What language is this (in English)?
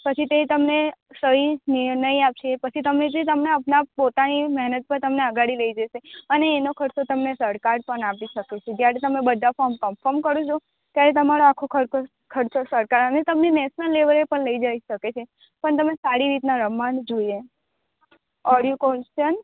Gujarati